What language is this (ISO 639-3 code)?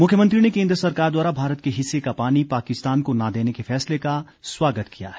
hin